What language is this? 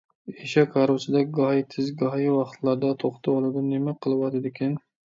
Uyghur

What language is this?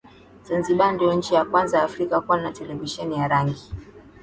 Swahili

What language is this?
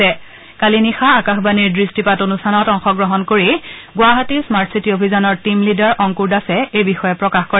Assamese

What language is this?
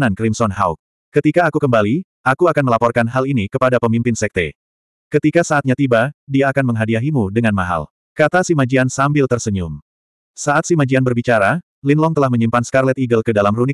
Indonesian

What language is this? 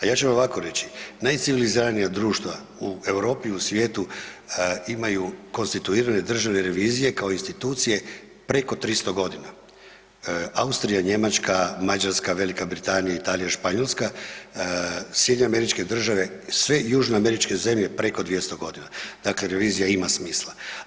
Croatian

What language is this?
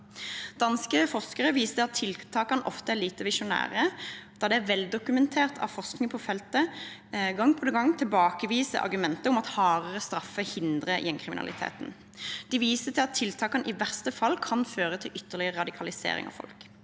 Norwegian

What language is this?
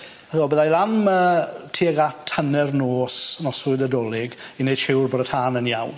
Welsh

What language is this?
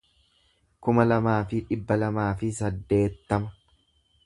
Oromo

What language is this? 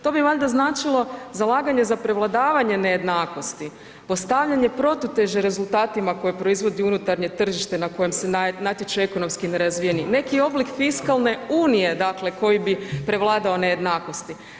Croatian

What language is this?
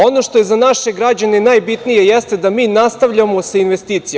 Serbian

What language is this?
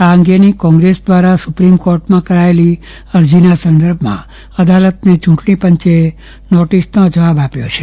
Gujarati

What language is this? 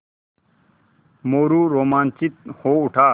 Hindi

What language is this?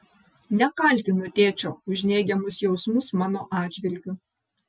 Lithuanian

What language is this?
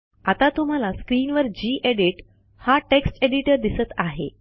Marathi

